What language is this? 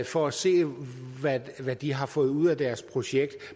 Danish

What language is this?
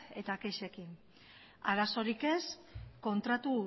Basque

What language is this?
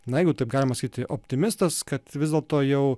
Lithuanian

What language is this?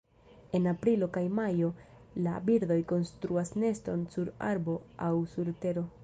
Esperanto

